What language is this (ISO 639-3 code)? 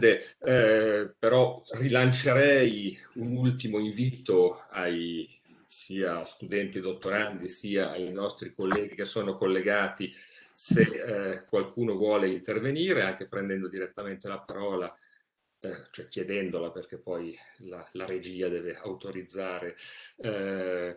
ita